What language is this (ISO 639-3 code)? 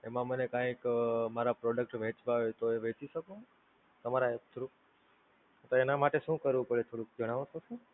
guj